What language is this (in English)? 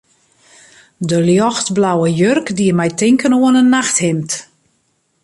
Western Frisian